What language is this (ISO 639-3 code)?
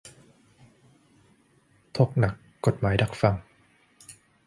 tha